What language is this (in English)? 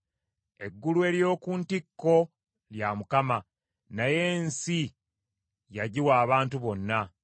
Ganda